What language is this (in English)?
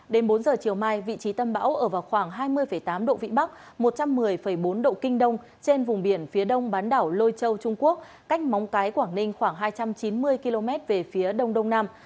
Vietnamese